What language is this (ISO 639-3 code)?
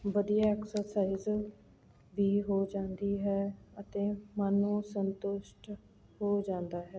pan